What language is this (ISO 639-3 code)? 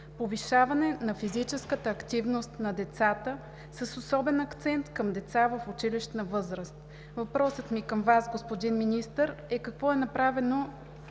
bul